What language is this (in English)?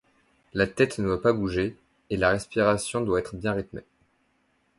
French